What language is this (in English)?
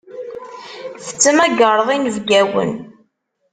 Kabyle